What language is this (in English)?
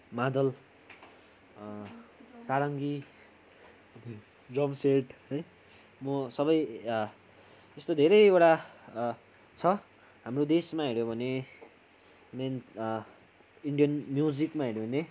Nepali